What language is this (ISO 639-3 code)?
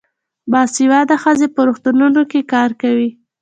pus